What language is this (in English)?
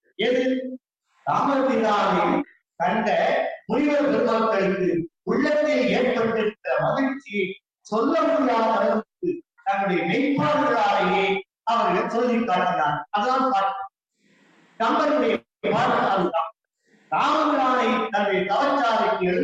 Tamil